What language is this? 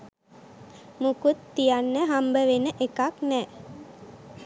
Sinhala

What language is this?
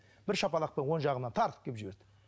Kazakh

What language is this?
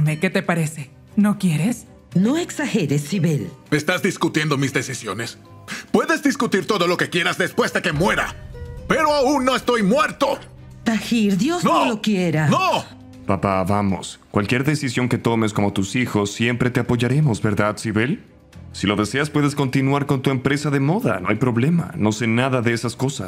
Spanish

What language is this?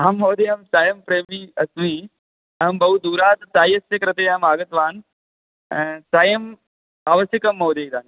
Sanskrit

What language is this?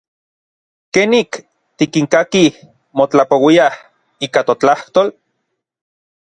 Orizaba Nahuatl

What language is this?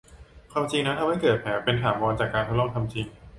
Thai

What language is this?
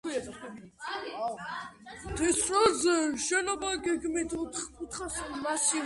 Georgian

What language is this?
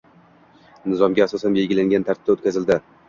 Uzbek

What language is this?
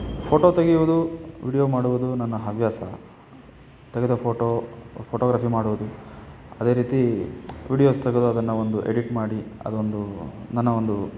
Kannada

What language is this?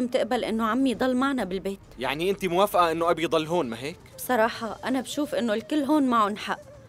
Arabic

